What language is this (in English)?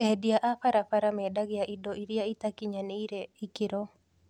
Kikuyu